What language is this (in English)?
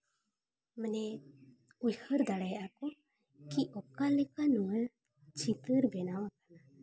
Santali